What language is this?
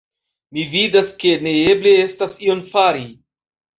Esperanto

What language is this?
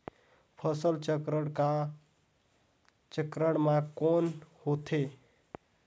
Chhattisgarhi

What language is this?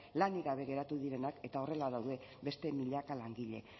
Basque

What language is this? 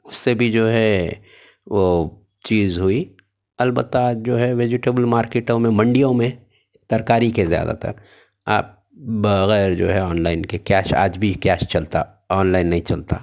Urdu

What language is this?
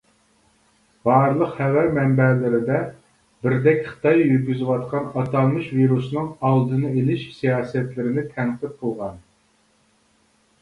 Uyghur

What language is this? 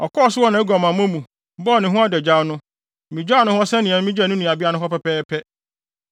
Akan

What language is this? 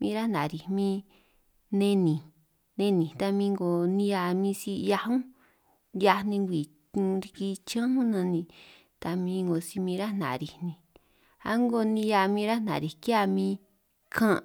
San Martín Itunyoso Triqui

